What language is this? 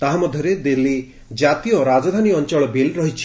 Odia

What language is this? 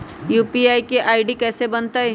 Magahi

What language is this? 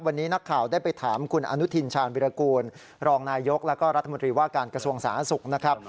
Thai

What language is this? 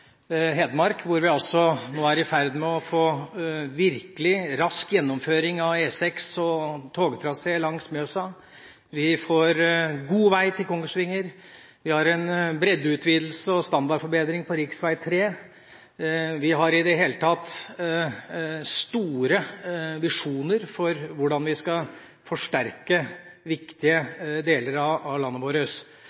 Norwegian Bokmål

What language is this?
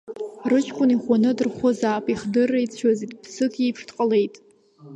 Abkhazian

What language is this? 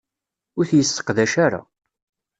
Kabyle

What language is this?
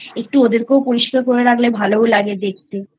Bangla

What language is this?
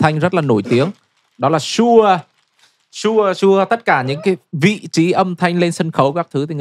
Vietnamese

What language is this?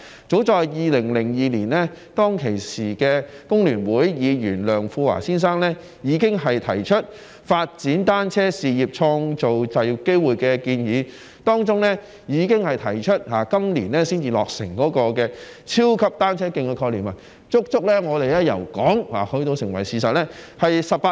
Cantonese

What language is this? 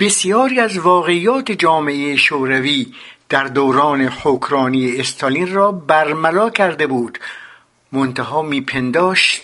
Persian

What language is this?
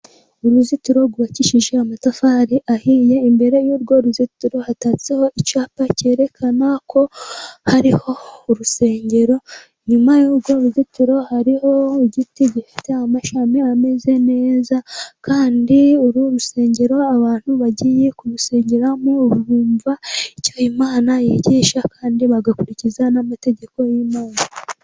Kinyarwanda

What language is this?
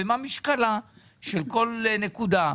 Hebrew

